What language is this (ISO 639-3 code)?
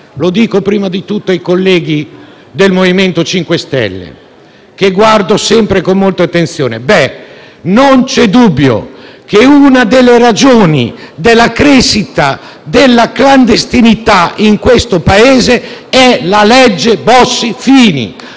ita